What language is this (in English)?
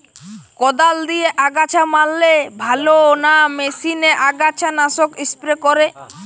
Bangla